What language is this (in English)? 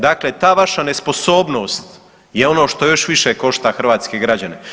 Croatian